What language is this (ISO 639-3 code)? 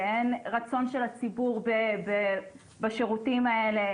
heb